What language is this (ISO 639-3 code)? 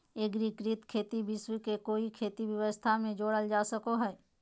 mag